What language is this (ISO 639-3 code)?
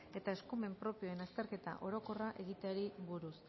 eus